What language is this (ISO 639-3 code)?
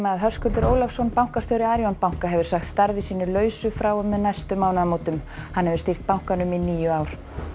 isl